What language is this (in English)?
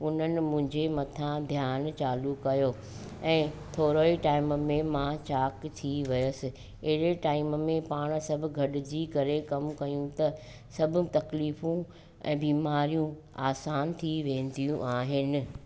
Sindhi